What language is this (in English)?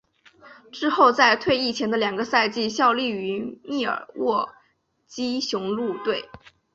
Chinese